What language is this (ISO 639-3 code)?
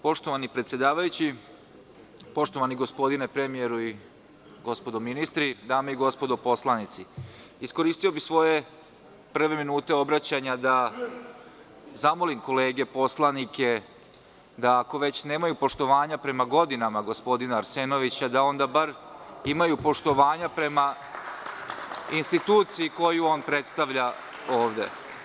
srp